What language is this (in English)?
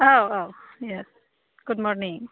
Bodo